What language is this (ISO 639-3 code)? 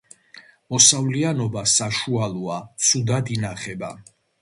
kat